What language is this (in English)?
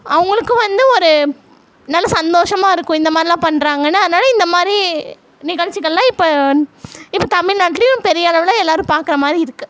Tamil